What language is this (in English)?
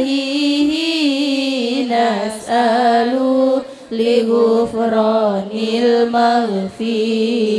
Indonesian